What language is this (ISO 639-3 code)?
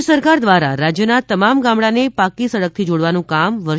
guj